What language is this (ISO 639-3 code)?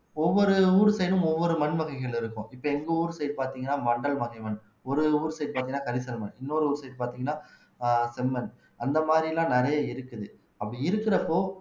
tam